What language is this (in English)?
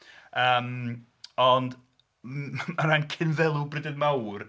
Welsh